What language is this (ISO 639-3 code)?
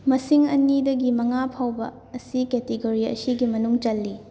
mni